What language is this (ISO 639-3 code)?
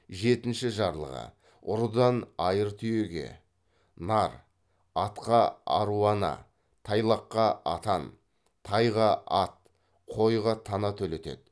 kaz